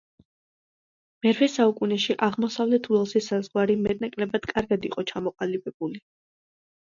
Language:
Georgian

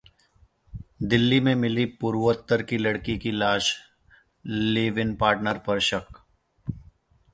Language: Hindi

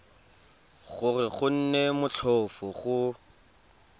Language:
Tswana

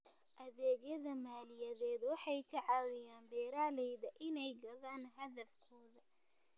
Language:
Somali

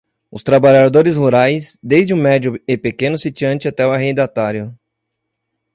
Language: Portuguese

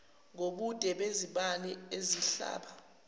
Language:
Zulu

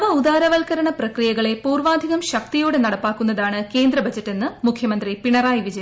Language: Malayalam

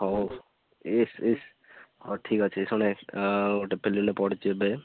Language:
Odia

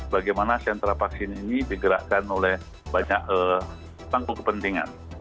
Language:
Indonesian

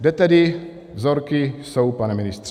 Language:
Czech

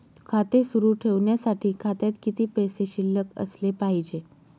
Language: Marathi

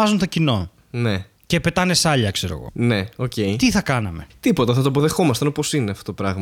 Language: Greek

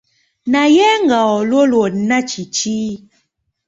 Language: Ganda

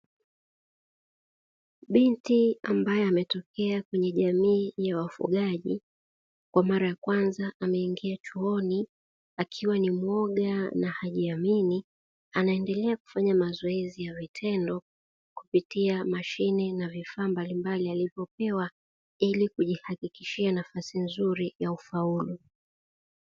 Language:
Swahili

